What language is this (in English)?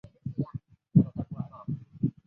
Chinese